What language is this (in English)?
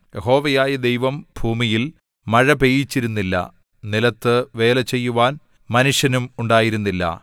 Malayalam